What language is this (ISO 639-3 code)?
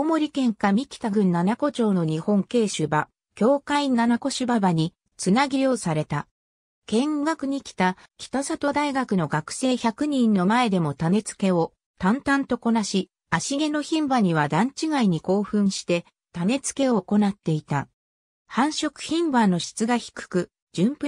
jpn